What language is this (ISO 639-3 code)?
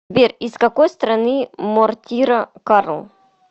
rus